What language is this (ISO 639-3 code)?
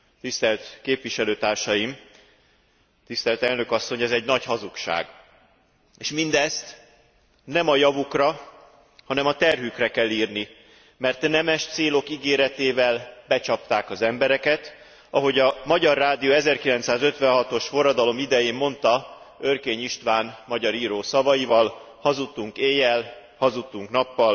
hun